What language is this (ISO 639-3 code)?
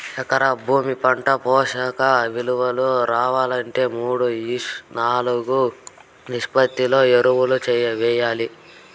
tel